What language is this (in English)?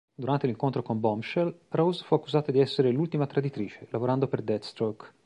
Italian